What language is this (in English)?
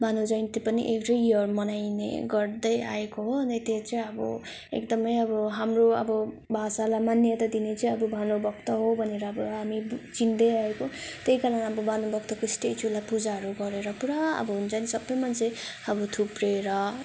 Nepali